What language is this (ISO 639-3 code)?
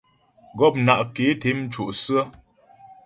bbj